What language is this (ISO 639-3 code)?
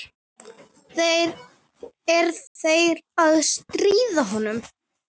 isl